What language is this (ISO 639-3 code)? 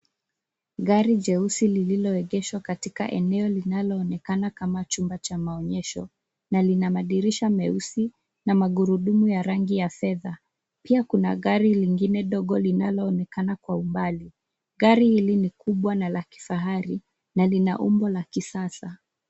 swa